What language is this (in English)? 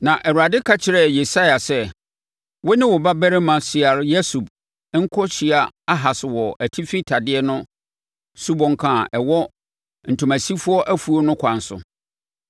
Akan